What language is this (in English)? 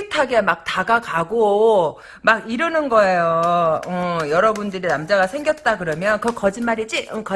Korean